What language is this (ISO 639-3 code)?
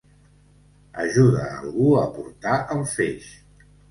cat